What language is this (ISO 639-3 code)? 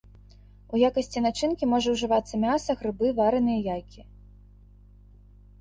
bel